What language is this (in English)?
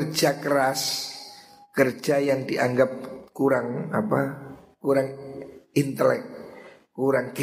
Indonesian